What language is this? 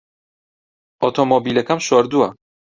Central Kurdish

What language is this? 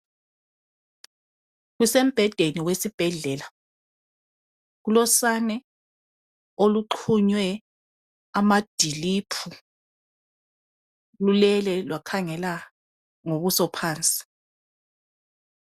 North Ndebele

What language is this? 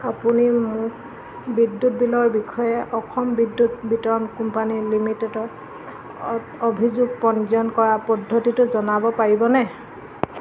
Assamese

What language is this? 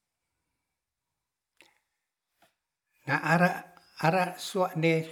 Ratahan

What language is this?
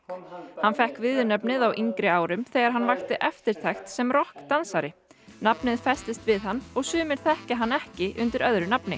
Icelandic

